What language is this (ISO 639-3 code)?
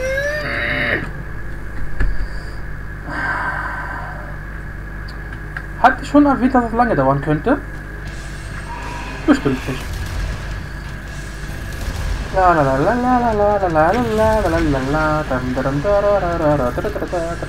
deu